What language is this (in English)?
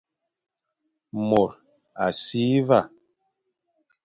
Fang